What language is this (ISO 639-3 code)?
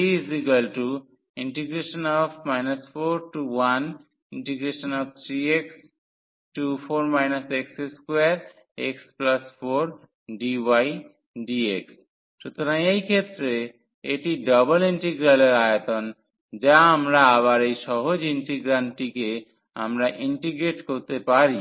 ben